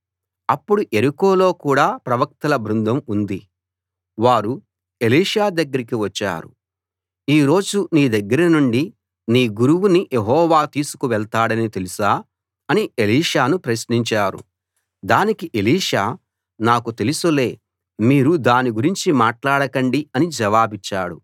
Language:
Telugu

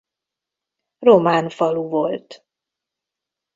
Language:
Hungarian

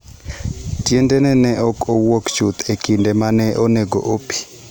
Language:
Luo (Kenya and Tanzania)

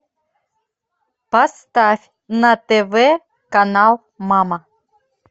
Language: Russian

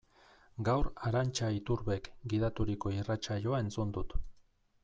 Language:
Basque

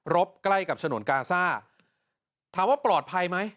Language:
Thai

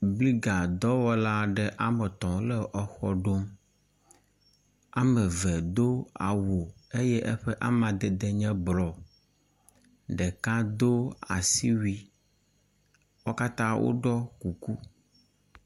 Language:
Ewe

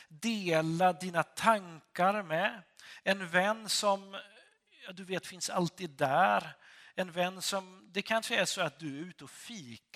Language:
Swedish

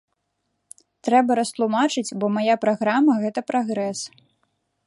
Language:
Belarusian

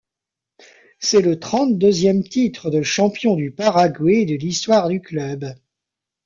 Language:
French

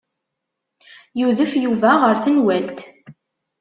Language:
Kabyle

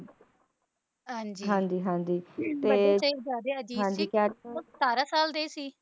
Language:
Punjabi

